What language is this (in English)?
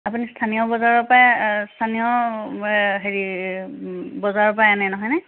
Assamese